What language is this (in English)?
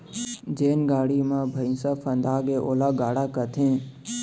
Chhattisgarhi